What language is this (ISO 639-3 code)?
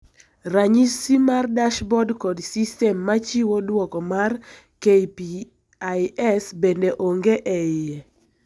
luo